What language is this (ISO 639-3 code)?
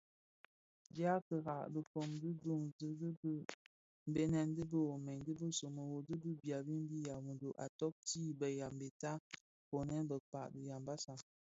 ksf